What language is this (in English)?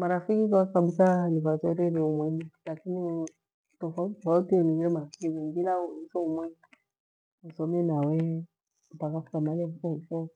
Gweno